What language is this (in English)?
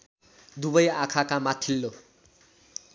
Nepali